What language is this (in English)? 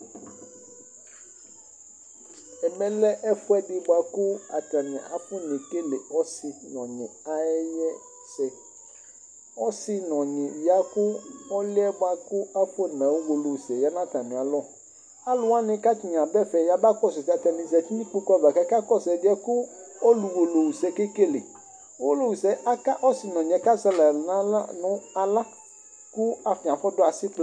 Ikposo